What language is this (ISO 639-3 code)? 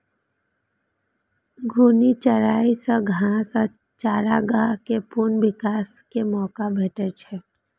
mai